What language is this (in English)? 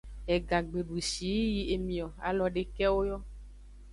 Aja (Benin)